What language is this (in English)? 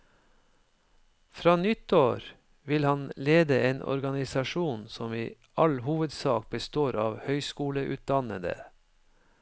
Norwegian